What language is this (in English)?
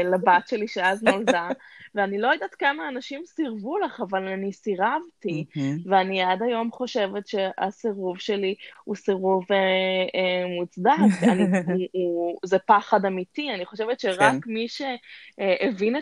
Hebrew